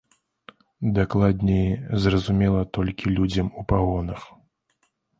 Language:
Belarusian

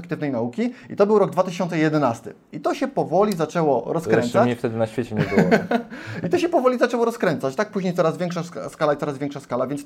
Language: Polish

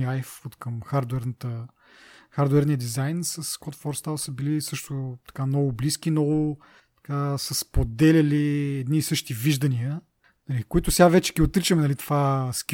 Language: Bulgarian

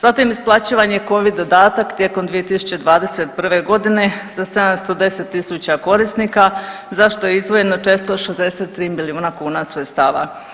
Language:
Croatian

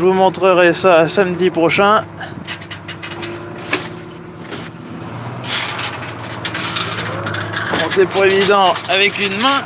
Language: French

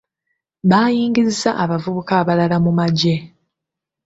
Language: Ganda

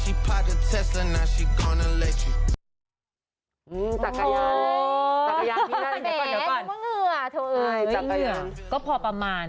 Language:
Thai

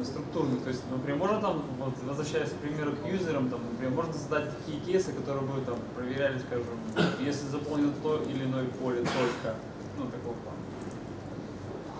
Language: Russian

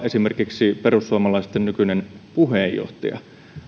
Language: Finnish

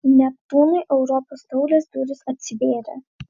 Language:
Lithuanian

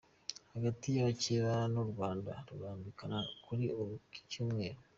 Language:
Kinyarwanda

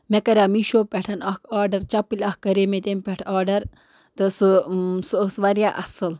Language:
Kashmiri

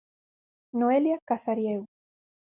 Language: Galician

